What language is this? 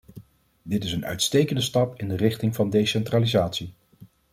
Dutch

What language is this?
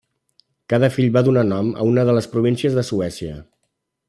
Catalan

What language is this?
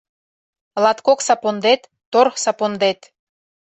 Mari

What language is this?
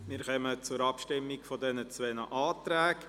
Swiss German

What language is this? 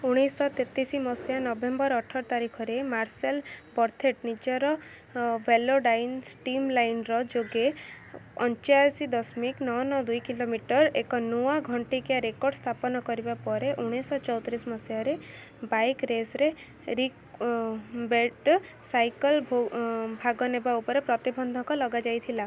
Odia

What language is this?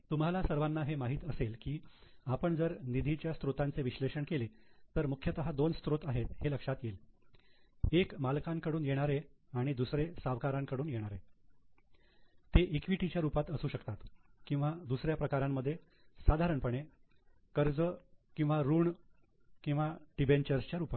Marathi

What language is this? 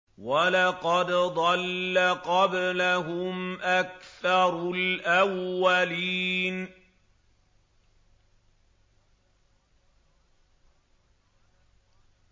Arabic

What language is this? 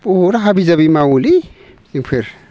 Bodo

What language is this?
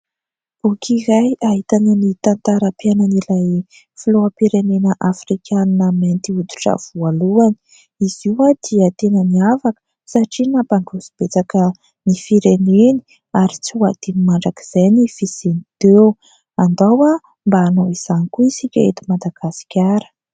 Malagasy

